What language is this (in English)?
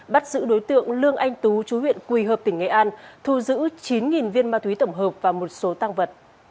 Vietnamese